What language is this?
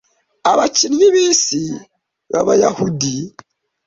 Kinyarwanda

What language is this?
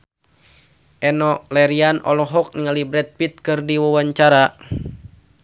Sundanese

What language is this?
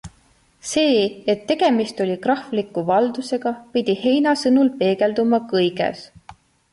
Estonian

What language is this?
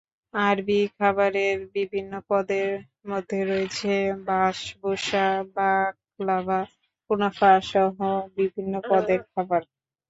Bangla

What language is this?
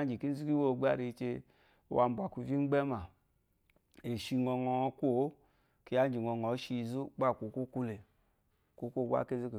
Eloyi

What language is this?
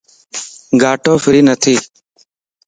Lasi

